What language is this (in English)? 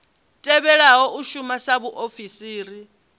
Venda